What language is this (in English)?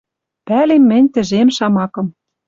Western Mari